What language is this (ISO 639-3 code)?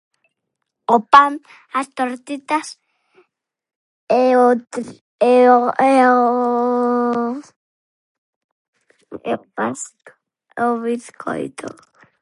glg